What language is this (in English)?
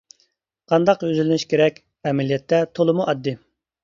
Uyghur